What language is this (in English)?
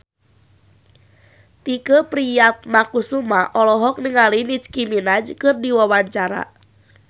Sundanese